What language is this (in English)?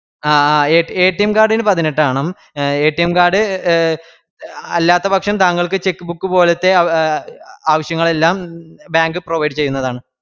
Malayalam